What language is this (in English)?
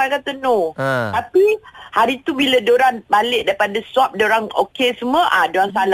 Malay